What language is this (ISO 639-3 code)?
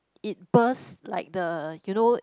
eng